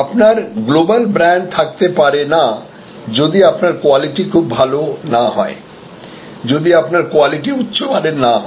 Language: Bangla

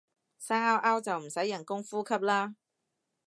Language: Cantonese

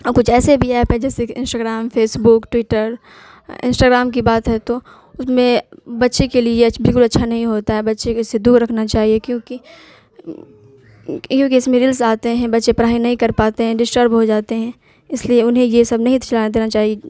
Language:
Urdu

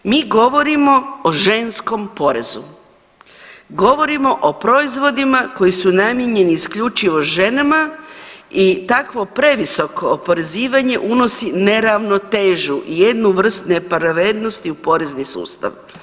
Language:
Croatian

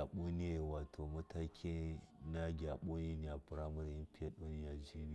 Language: Miya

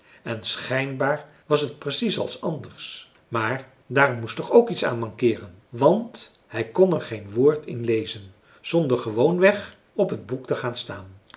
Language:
Dutch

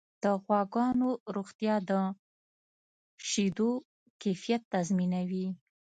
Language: Pashto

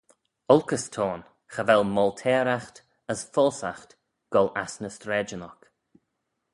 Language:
Manx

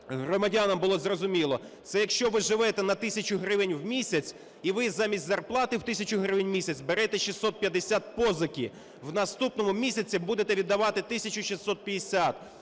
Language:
Ukrainian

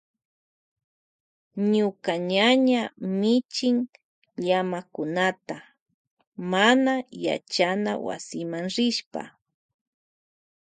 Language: Loja Highland Quichua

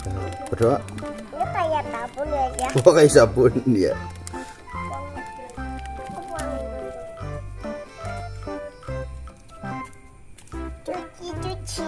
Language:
Indonesian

